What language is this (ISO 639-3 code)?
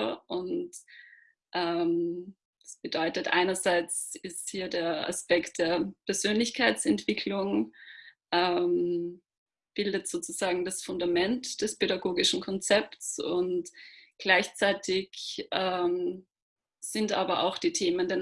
deu